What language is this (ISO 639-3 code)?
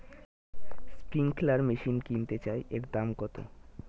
ben